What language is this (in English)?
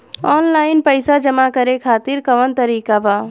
Bhojpuri